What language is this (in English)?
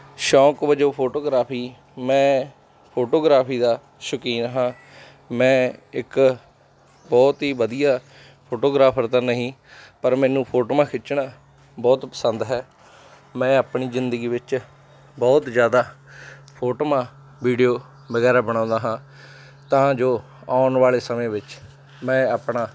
Punjabi